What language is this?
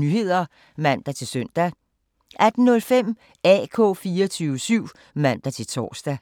Danish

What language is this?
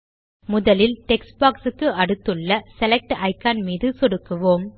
Tamil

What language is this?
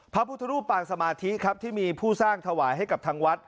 Thai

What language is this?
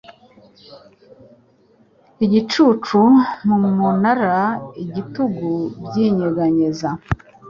Kinyarwanda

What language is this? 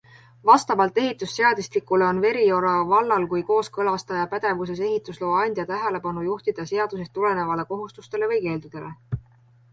Estonian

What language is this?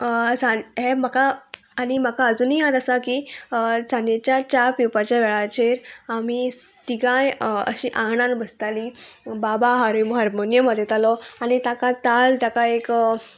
Konkani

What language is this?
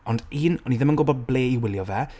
Welsh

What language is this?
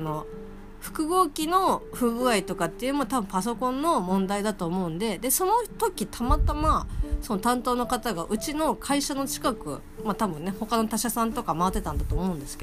Japanese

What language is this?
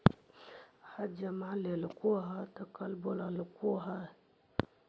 Magahi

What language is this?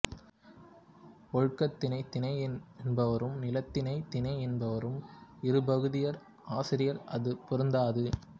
Tamil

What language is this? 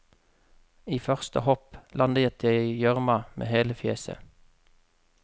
Norwegian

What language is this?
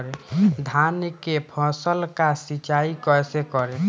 Bhojpuri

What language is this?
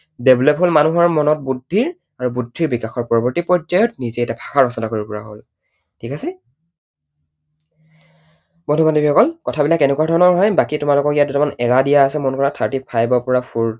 Assamese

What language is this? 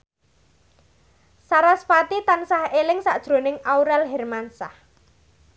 Javanese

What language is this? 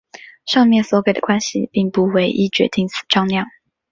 Chinese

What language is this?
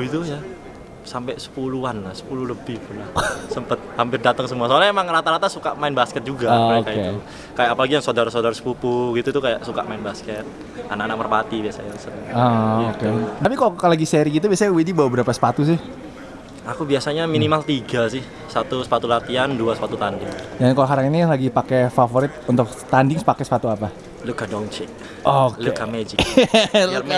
Indonesian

